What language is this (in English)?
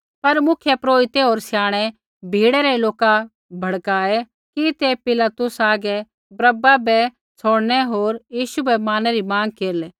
Kullu Pahari